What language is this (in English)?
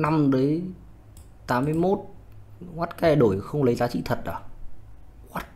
Vietnamese